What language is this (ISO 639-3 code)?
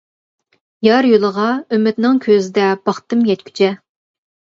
uig